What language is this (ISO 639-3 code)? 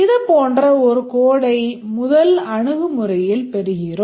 tam